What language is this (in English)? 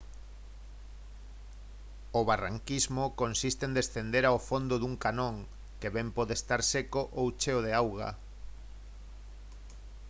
Galician